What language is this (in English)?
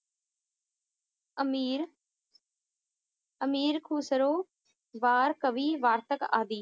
Punjabi